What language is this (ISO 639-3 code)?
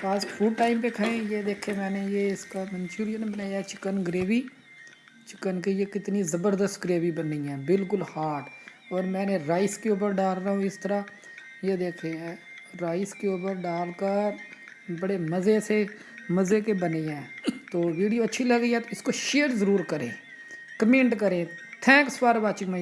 urd